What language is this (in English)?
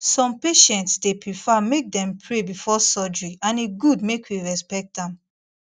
Nigerian Pidgin